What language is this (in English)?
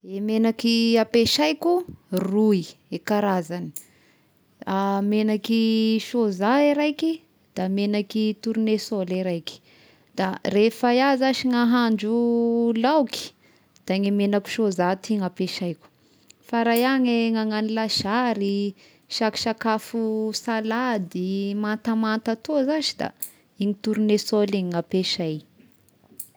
Tesaka Malagasy